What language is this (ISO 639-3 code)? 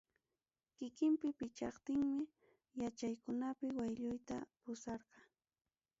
quy